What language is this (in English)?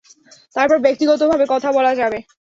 Bangla